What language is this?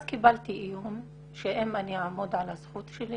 Hebrew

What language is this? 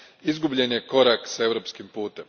Croatian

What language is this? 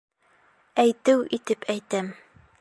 Bashkir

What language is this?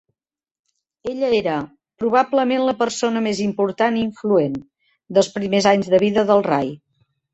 Catalan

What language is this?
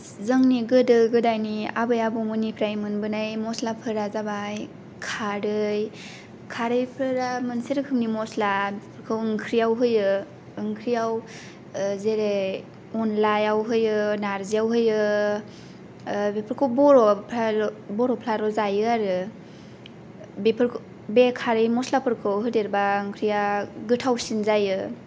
Bodo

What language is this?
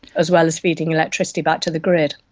English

